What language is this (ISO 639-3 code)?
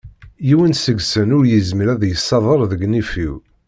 kab